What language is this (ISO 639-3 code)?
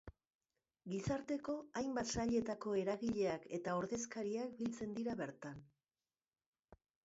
eus